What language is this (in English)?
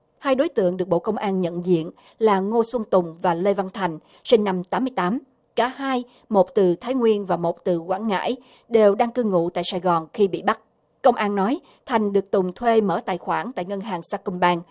Vietnamese